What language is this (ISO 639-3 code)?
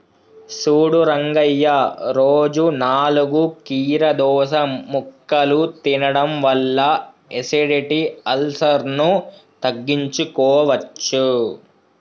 tel